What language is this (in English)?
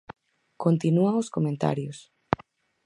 Galician